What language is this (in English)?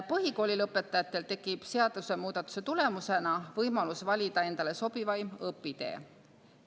Estonian